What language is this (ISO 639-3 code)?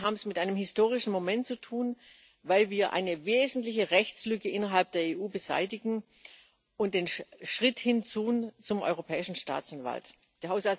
deu